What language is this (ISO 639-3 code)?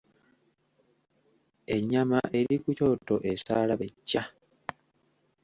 lug